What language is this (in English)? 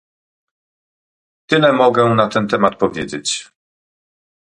Polish